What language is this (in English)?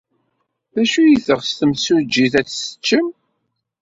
Kabyle